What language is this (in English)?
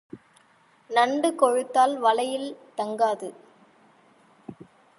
Tamil